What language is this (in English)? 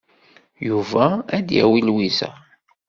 Kabyle